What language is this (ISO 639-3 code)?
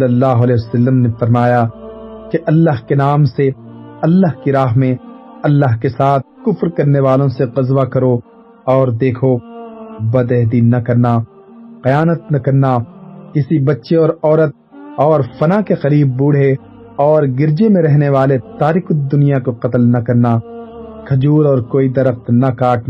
urd